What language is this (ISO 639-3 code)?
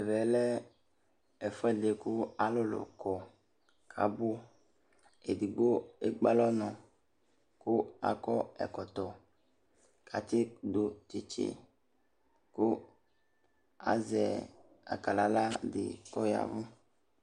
kpo